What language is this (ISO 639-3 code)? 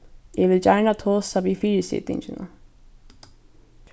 fao